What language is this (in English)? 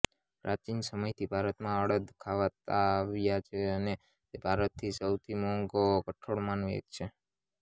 Gujarati